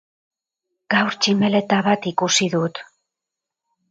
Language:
Basque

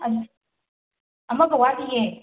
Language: Manipuri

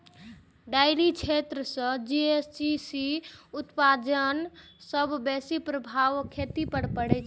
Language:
Maithili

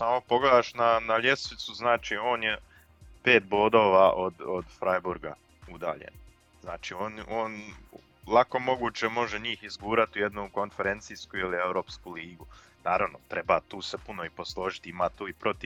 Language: Croatian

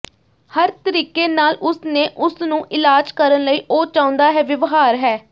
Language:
Punjabi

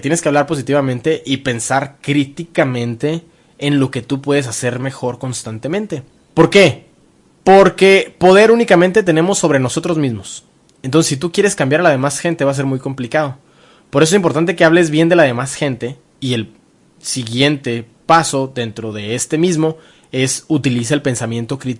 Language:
Spanish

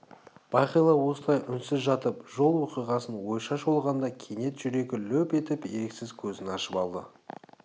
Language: Kazakh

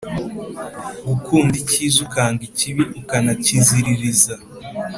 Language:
Kinyarwanda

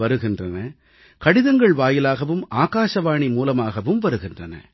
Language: Tamil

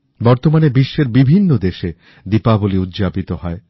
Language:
Bangla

